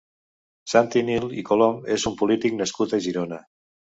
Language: Catalan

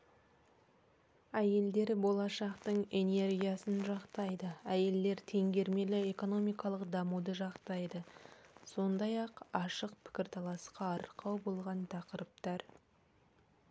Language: Kazakh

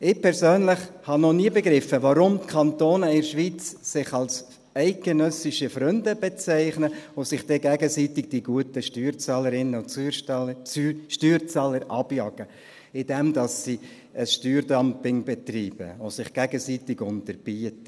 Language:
Swiss German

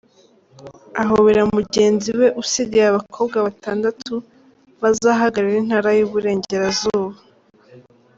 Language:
Kinyarwanda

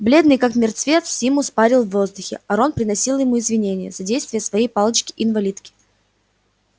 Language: Russian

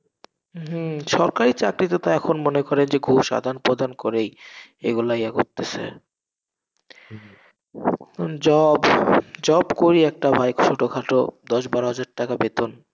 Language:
Bangla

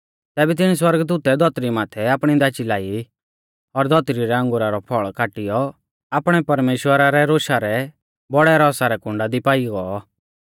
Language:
Mahasu Pahari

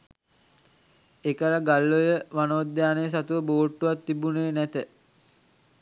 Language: Sinhala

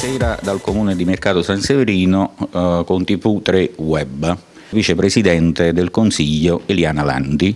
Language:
Italian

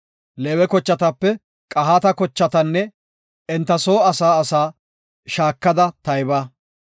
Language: Gofa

